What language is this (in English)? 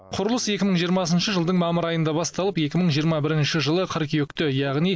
Kazakh